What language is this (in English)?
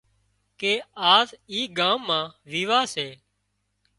Wadiyara Koli